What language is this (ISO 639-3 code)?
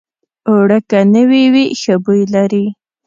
pus